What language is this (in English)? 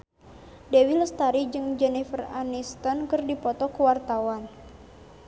Sundanese